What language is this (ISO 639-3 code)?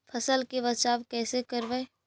mag